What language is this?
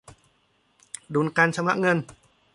Thai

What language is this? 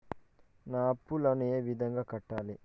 Telugu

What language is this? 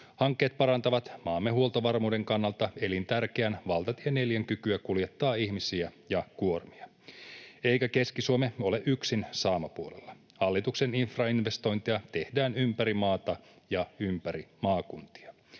Finnish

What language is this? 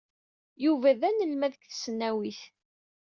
Kabyle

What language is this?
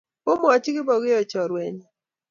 Kalenjin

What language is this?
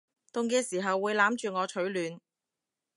Cantonese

